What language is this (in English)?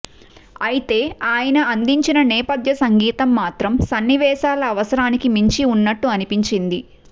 Telugu